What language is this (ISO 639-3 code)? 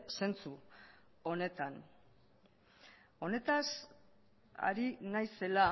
eus